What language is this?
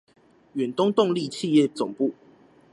Chinese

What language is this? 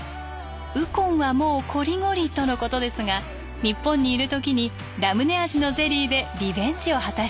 Japanese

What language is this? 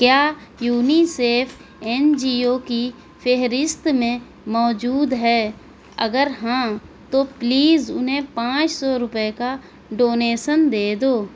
Urdu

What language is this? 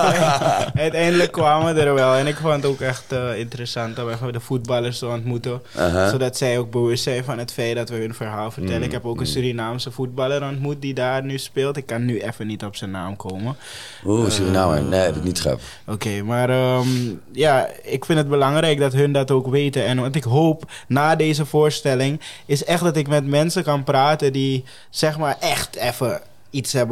Dutch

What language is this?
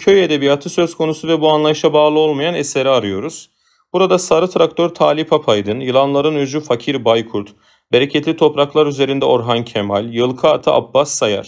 Turkish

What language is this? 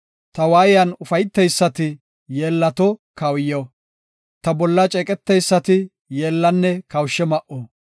Gofa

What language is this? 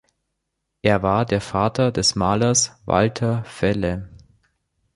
German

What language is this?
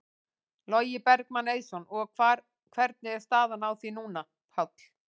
Icelandic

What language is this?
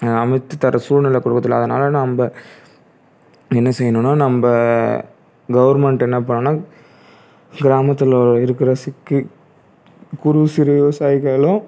Tamil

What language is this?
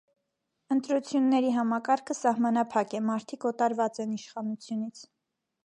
Armenian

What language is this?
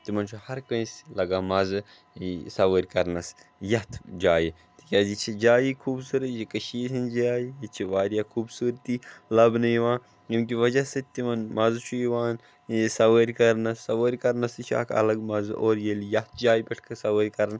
Kashmiri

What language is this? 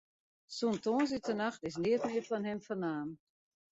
Western Frisian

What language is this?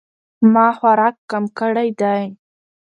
Pashto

